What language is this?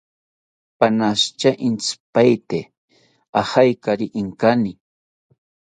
South Ucayali Ashéninka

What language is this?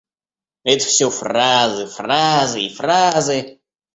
Russian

